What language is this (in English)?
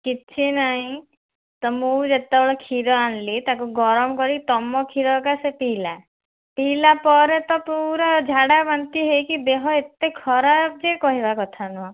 Odia